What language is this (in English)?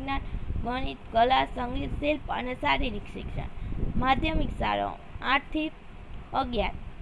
Romanian